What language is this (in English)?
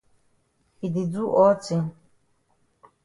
Cameroon Pidgin